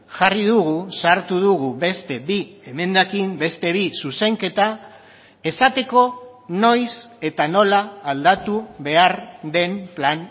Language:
Basque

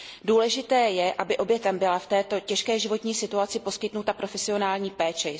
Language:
Czech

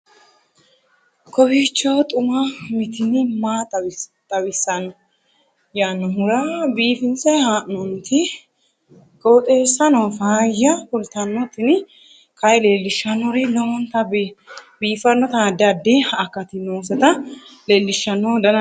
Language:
Sidamo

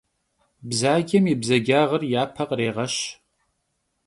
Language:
Kabardian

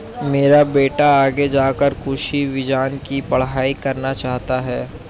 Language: Hindi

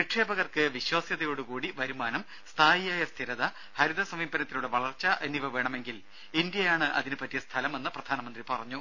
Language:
Malayalam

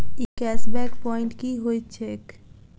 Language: Maithili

